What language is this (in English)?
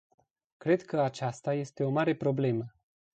Romanian